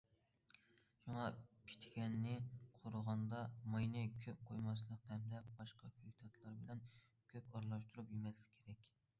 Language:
Uyghur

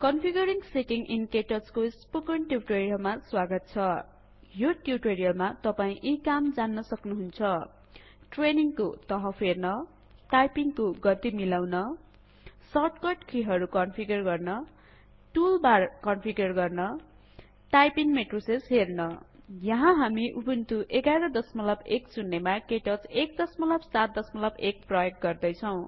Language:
Nepali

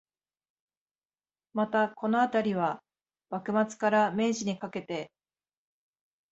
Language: Japanese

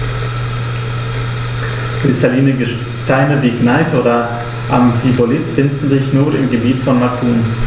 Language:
German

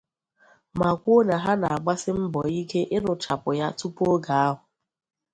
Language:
Igbo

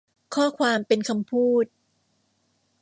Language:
Thai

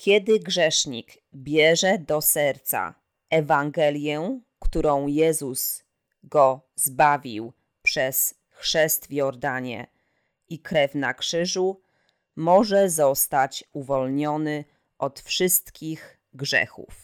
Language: Polish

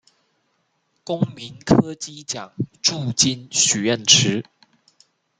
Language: Chinese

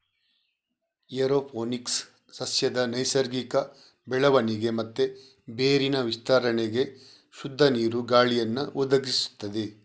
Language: Kannada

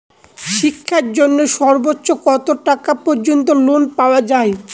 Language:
Bangla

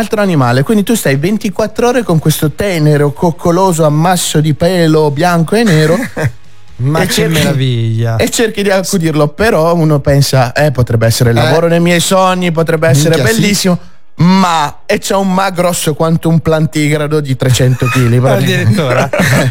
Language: Italian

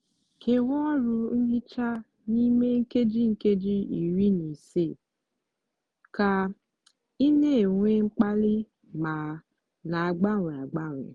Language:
Igbo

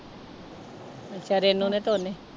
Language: Punjabi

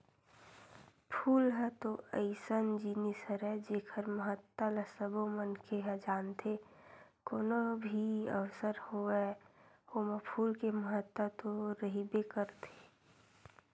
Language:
Chhattisgarhi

